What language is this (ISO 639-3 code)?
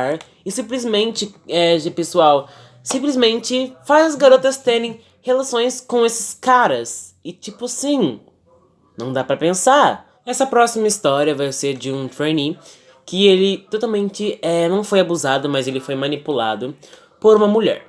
por